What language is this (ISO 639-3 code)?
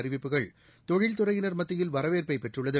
tam